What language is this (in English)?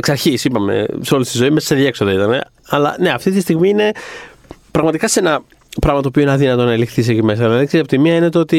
Greek